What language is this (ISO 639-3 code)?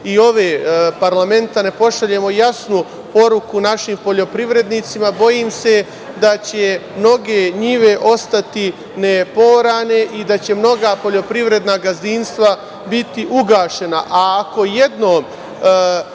srp